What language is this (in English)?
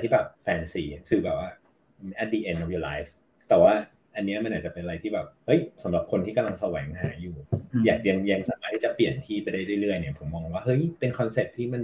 Thai